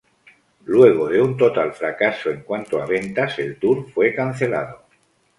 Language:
Spanish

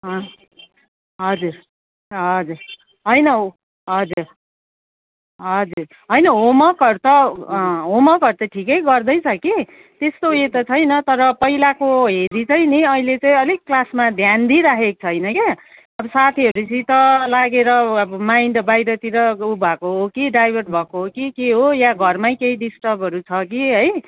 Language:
Nepali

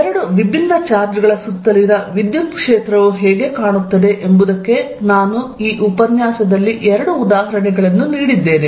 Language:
Kannada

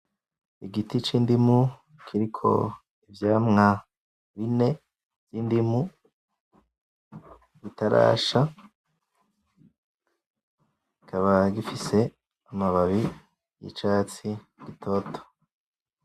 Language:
Rundi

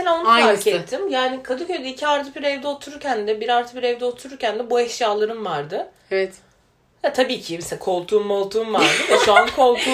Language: Turkish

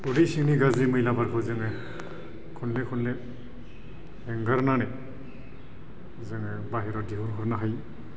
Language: Bodo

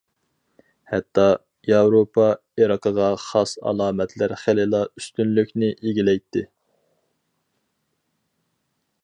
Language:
Uyghur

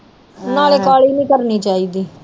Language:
Punjabi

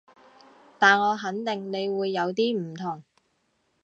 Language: Cantonese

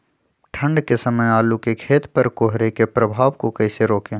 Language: Magahi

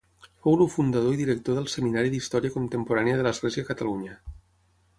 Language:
Catalan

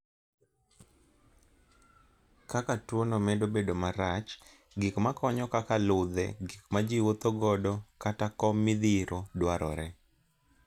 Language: Luo (Kenya and Tanzania)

